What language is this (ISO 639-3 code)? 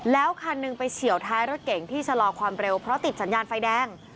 tha